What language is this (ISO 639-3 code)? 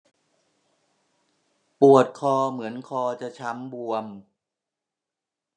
tha